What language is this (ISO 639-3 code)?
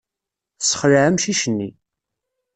kab